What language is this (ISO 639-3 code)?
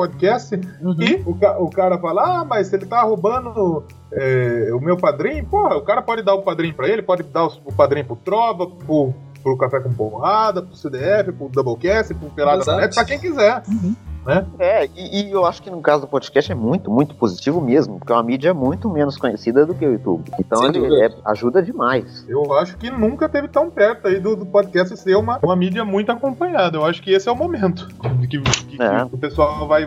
por